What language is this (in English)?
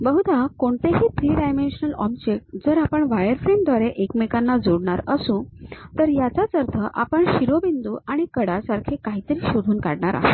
Marathi